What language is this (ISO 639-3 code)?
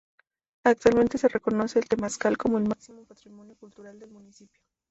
spa